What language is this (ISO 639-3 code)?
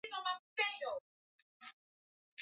swa